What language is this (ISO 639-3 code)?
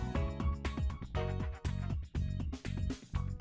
vie